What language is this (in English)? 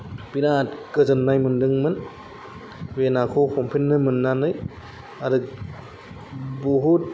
Bodo